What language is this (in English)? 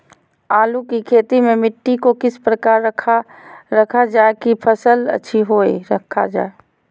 Magahi